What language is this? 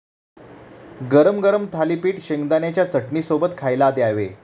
Marathi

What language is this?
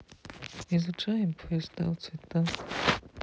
Russian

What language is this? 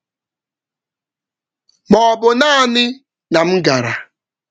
Igbo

